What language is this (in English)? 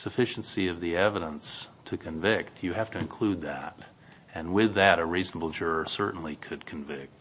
English